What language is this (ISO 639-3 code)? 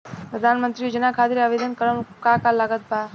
bho